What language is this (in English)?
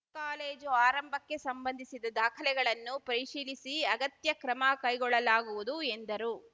Kannada